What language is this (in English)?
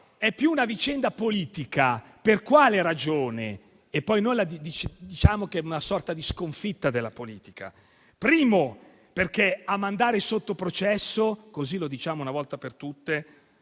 Italian